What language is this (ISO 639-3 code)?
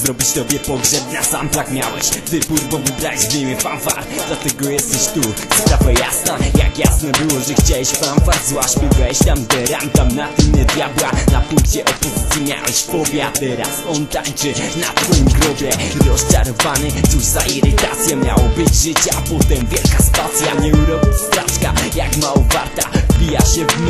pol